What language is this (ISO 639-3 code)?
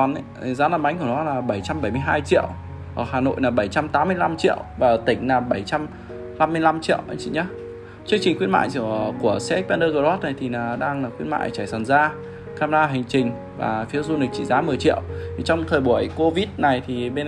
vie